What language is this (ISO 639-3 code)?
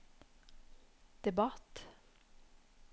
nor